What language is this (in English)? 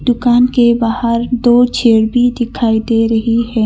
Hindi